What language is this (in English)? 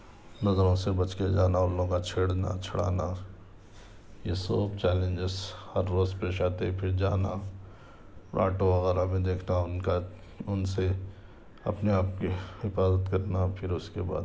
Urdu